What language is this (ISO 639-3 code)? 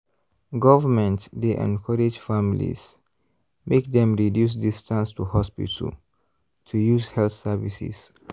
pcm